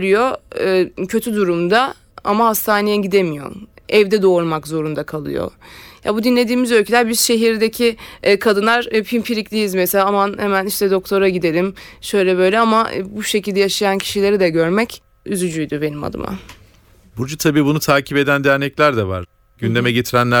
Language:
Turkish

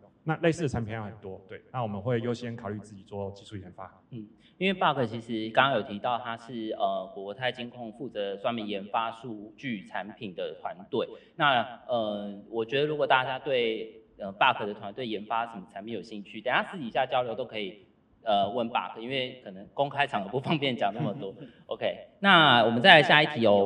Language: Chinese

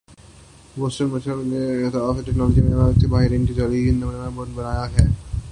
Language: Urdu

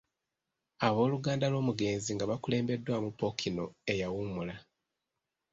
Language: Ganda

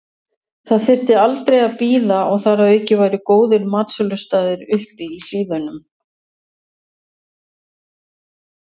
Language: Icelandic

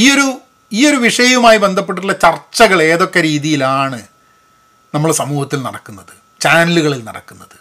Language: Malayalam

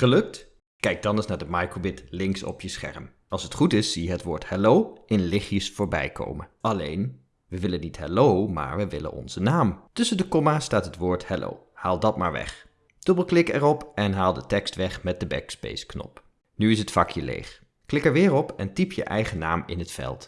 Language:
Dutch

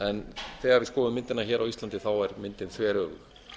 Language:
Icelandic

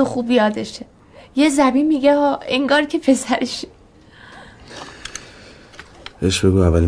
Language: Persian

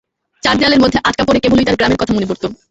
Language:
Bangla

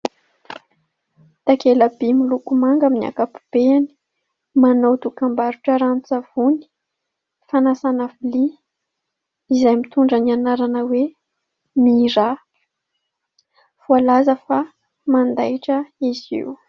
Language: Malagasy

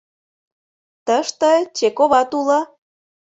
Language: Mari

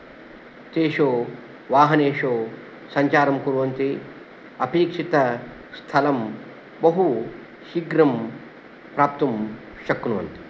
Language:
Sanskrit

